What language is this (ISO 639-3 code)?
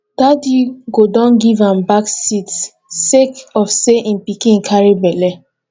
pcm